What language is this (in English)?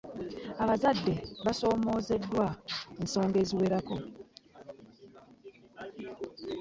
Ganda